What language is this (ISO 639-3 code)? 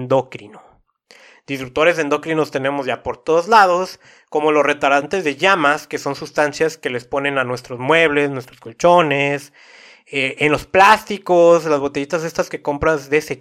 spa